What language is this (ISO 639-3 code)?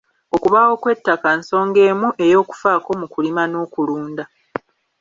lug